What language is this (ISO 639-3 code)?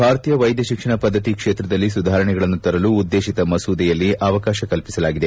kan